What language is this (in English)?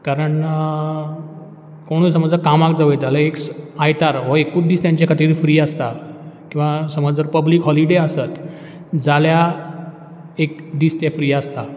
Konkani